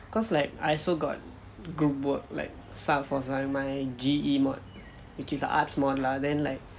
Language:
English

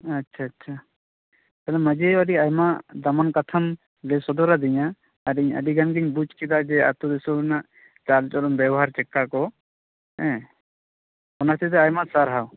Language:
Santali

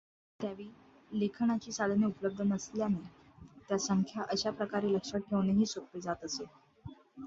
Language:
Marathi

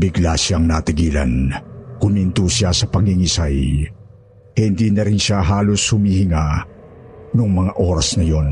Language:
Filipino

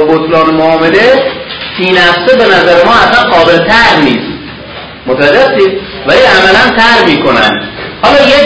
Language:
Persian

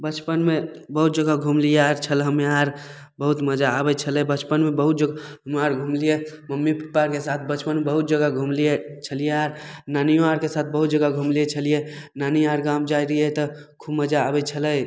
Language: Maithili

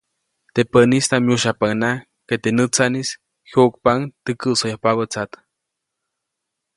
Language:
Copainalá Zoque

